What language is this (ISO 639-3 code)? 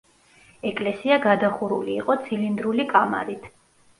kat